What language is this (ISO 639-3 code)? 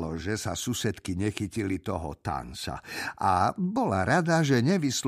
slk